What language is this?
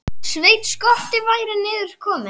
Icelandic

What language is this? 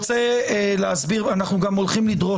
Hebrew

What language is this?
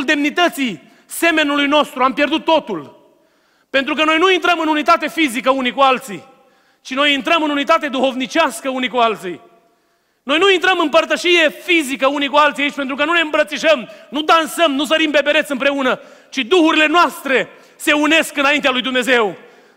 Romanian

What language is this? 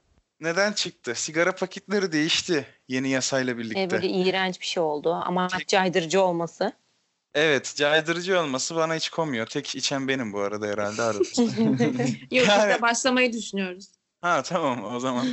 Turkish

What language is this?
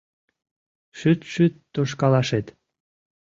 Mari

